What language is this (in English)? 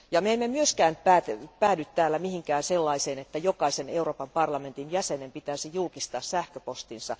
Finnish